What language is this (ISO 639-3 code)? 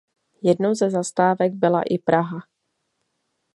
ces